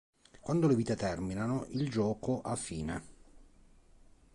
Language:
Italian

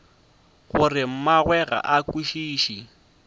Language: Northern Sotho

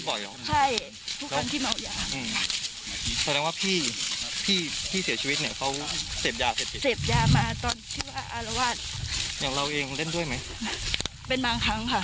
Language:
Thai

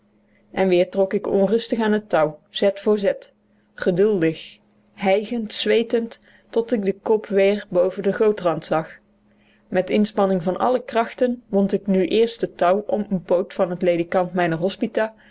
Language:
Dutch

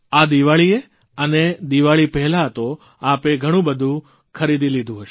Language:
Gujarati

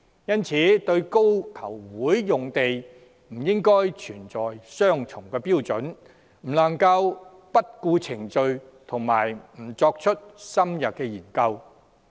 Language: Cantonese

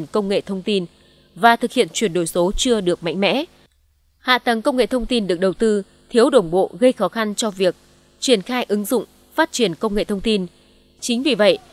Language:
Vietnamese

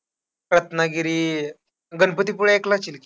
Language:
Marathi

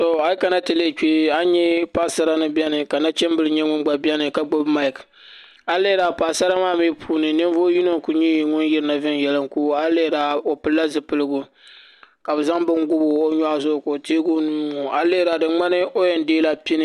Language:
Dagbani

